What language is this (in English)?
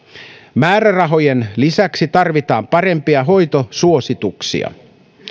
Finnish